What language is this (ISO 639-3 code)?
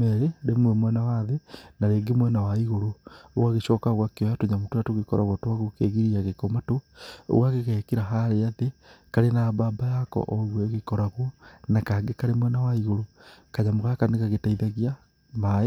kik